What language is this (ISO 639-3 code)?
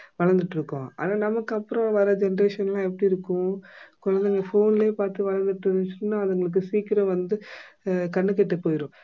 tam